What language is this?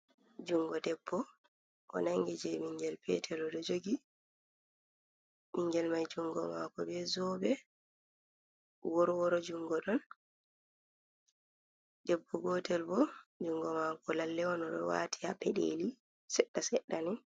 Fula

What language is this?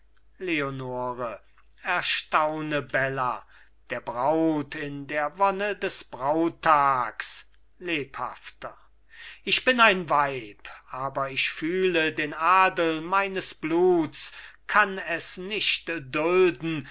German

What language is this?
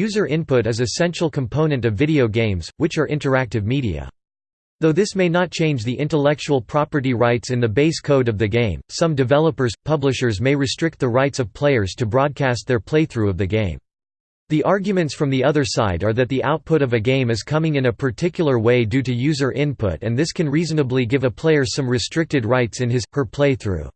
English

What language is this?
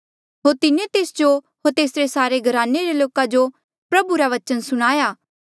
Mandeali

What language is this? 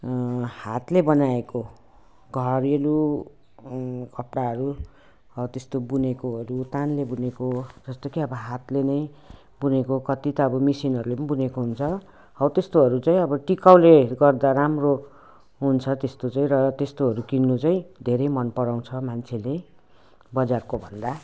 Nepali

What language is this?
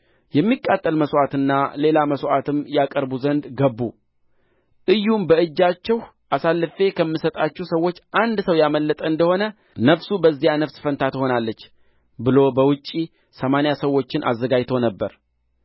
Amharic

